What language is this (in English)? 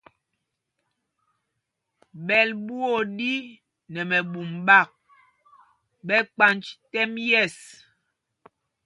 Mpumpong